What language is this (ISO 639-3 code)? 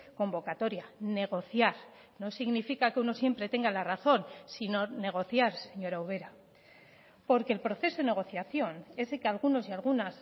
spa